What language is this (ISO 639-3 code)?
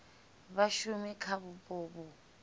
ven